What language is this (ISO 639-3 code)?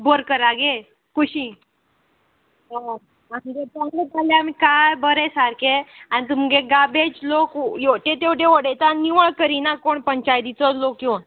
kok